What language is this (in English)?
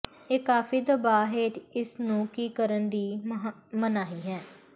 Punjabi